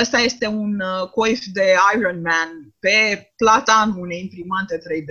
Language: Romanian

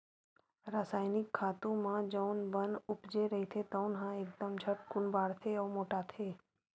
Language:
Chhattisgarhi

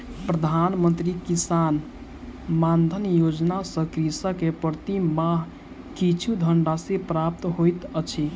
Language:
Maithili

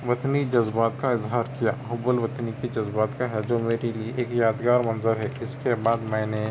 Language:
Urdu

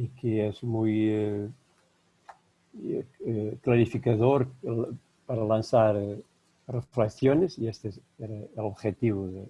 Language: Spanish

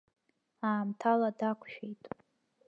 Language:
Abkhazian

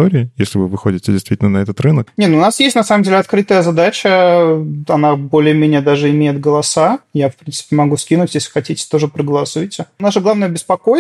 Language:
Russian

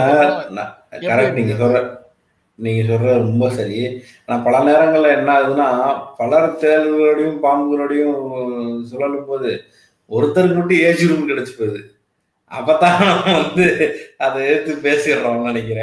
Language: Tamil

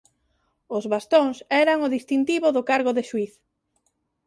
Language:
Galician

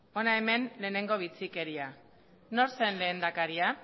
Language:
Basque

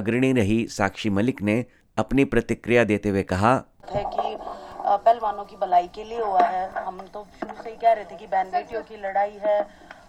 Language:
Hindi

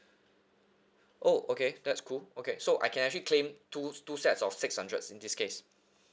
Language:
English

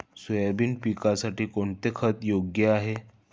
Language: Marathi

